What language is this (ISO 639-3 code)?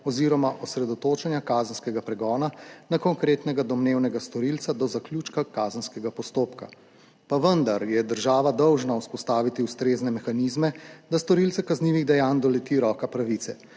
slv